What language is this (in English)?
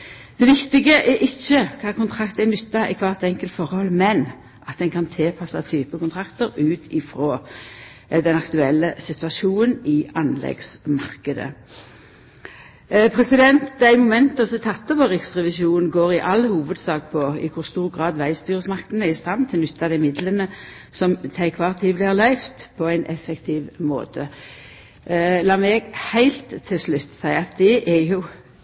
Norwegian Nynorsk